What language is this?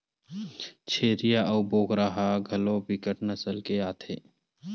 Chhattisgarhi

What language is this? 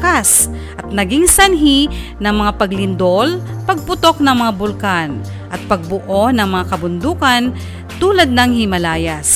Filipino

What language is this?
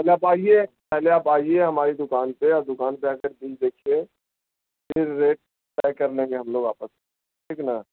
Urdu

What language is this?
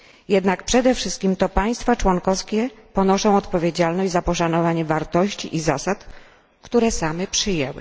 Polish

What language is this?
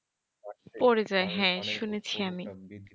Bangla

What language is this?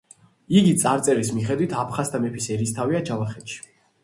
Georgian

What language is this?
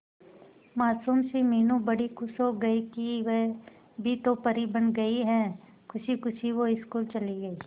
Hindi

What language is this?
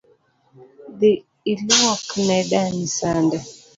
Luo (Kenya and Tanzania)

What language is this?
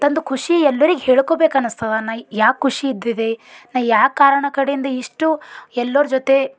Kannada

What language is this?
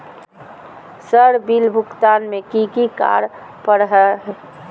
Magahi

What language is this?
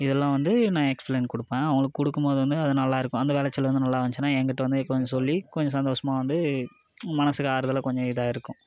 Tamil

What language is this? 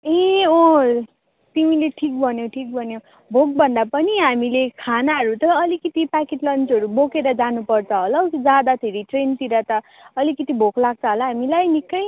Nepali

